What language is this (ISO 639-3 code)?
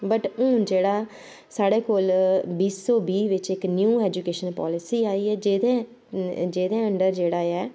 doi